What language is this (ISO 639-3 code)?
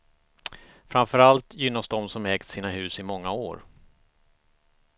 swe